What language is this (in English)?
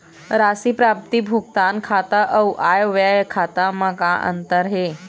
Chhattisgarhi